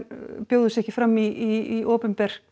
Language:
Icelandic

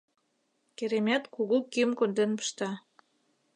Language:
Mari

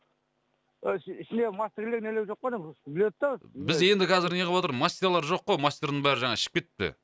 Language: Kazakh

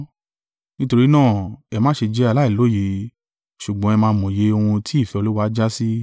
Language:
Yoruba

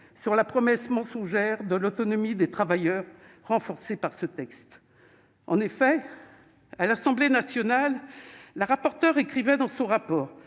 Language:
French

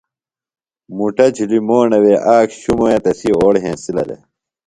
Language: Phalura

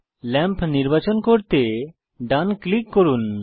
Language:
Bangla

